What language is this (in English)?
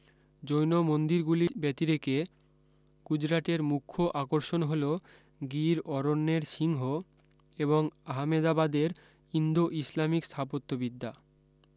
Bangla